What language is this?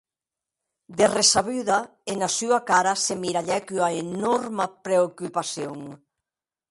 Occitan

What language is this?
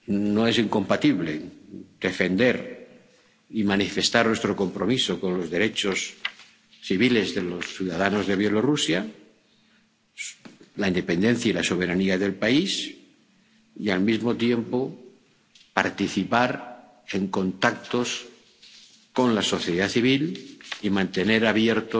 Spanish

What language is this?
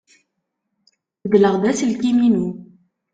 Kabyle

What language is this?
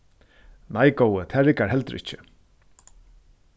Faroese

